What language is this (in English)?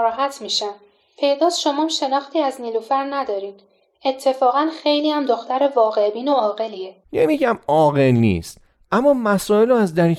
Persian